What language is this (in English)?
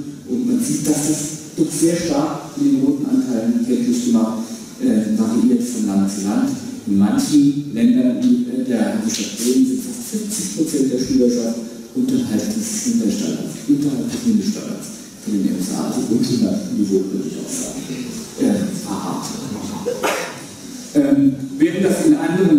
German